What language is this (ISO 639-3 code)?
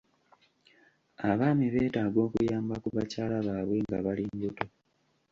lug